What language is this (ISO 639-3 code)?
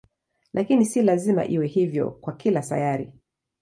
swa